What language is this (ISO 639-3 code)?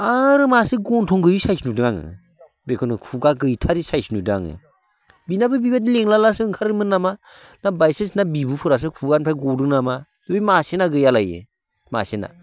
brx